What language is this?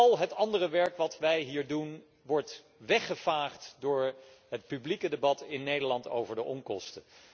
Dutch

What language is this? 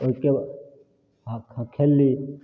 Maithili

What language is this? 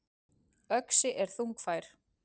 Icelandic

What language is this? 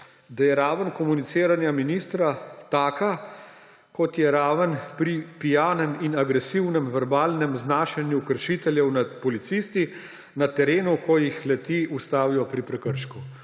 Slovenian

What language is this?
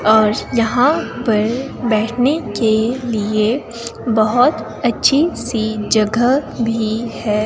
Hindi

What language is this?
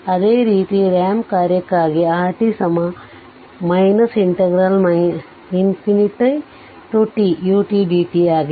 Kannada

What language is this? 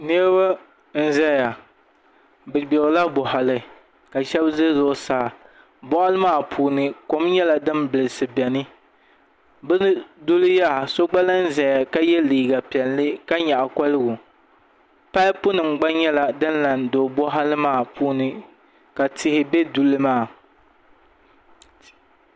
Dagbani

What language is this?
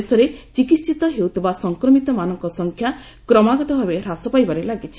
Odia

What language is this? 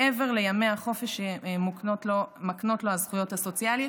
Hebrew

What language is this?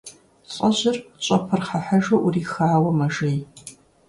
Kabardian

